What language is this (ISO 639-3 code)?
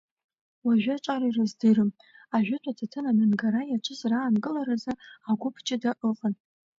abk